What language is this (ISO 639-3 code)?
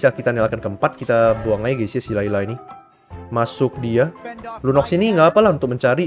ind